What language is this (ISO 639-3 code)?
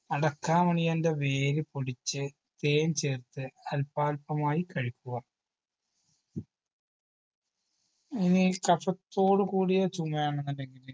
mal